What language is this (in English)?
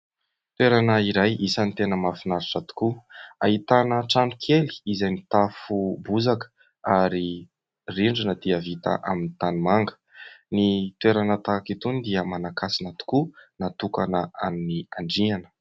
Malagasy